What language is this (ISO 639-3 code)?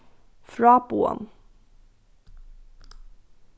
fao